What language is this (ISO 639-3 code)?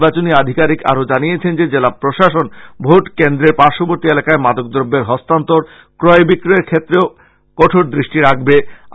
ben